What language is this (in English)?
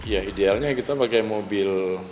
Indonesian